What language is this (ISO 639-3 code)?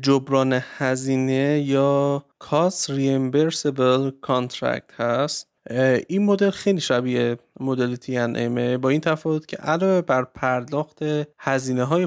fas